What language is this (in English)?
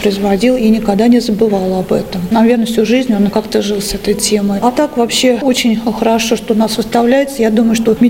Russian